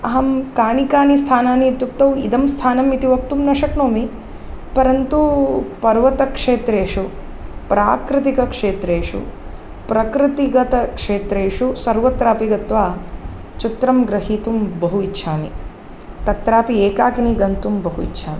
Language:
Sanskrit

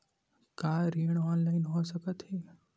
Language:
Chhattisgarhi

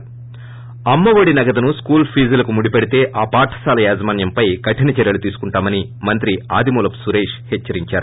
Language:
Telugu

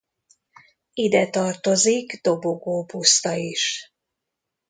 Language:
Hungarian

